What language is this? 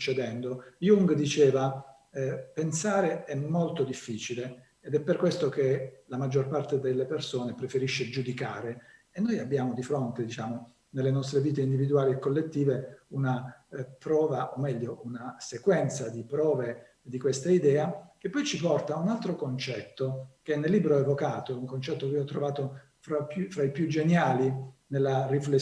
Italian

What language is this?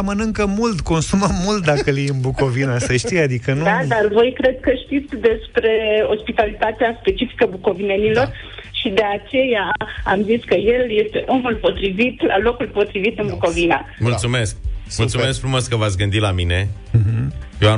Romanian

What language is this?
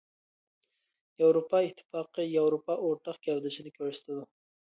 Uyghur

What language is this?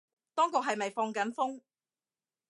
Cantonese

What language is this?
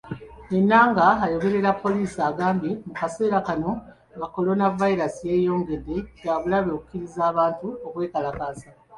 Ganda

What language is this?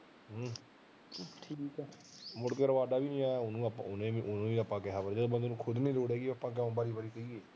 Punjabi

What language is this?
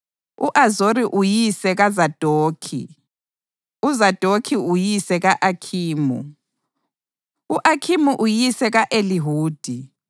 North Ndebele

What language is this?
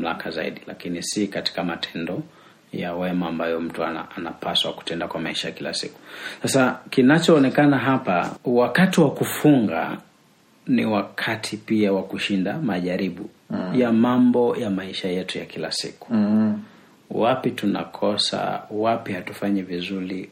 Swahili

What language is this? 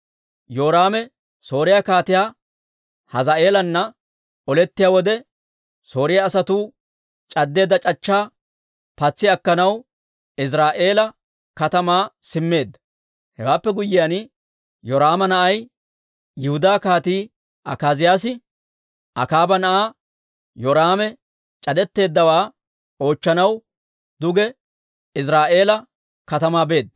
Dawro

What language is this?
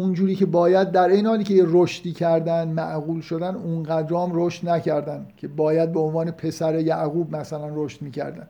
Persian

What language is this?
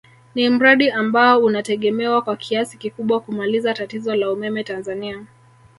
Swahili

